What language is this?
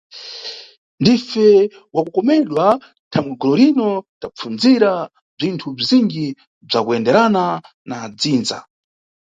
Nyungwe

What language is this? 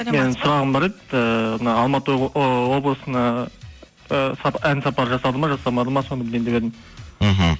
Kazakh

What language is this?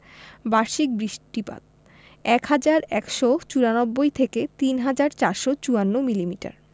Bangla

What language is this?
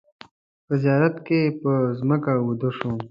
Pashto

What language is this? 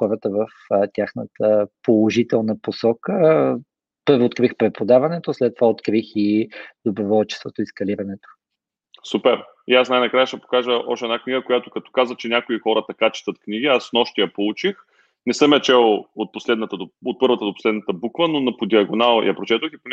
Bulgarian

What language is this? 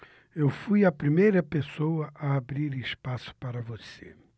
Portuguese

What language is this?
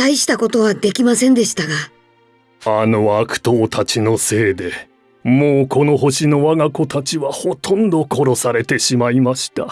Japanese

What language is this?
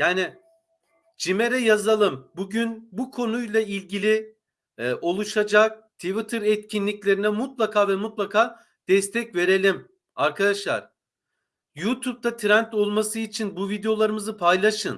Turkish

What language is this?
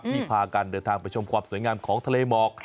Thai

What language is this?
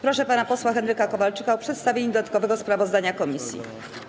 Polish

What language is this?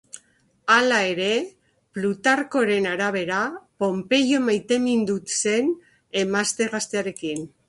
Basque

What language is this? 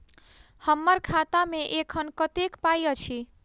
Maithili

